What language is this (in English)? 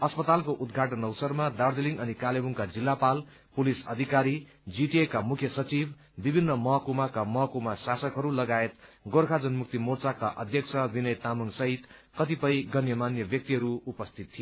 Nepali